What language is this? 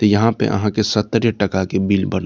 Maithili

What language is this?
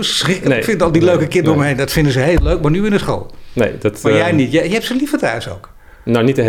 Dutch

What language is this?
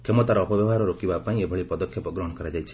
Odia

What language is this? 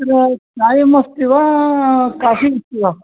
Sanskrit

